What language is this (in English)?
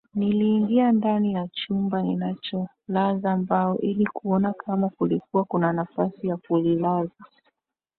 Swahili